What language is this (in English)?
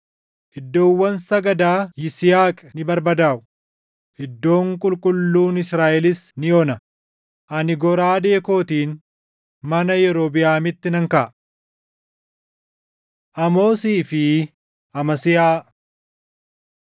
Oromo